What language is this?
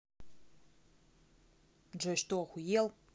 Russian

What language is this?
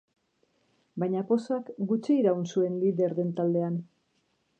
Basque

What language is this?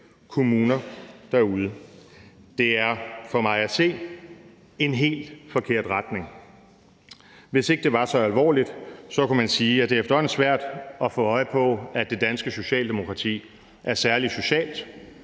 Danish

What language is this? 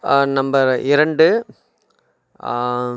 Tamil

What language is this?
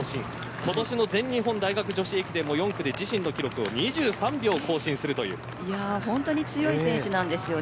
Japanese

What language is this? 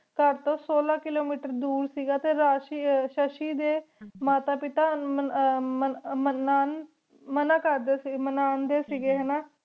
Punjabi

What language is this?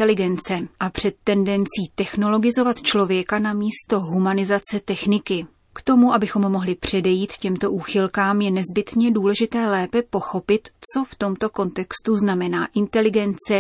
Czech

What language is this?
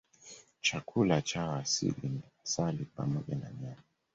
Swahili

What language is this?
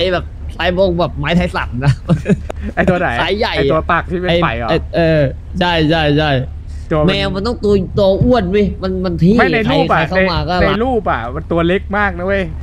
Thai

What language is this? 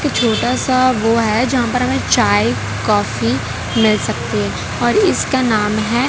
Hindi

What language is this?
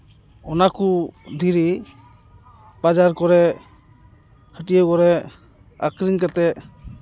Santali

